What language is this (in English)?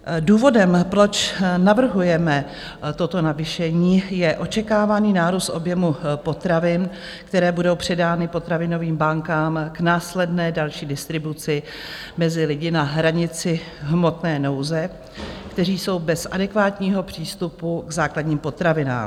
Czech